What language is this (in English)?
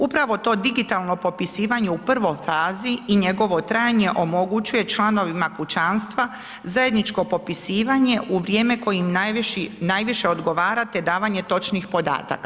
Croatian